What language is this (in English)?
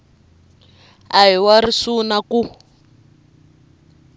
Tsonga